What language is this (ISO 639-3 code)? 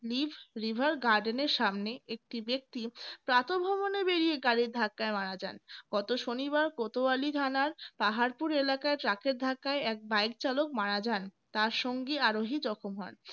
ben